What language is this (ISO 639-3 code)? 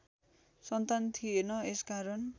nep